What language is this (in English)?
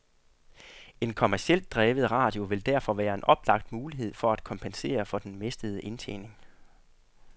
Danish